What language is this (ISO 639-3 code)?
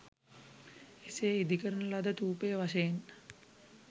sin